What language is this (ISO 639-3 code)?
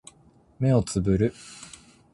jpn